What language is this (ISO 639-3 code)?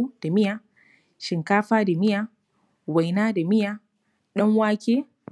hau